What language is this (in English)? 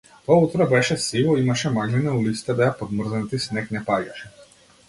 Macedonian